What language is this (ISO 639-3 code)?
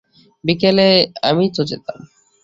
ben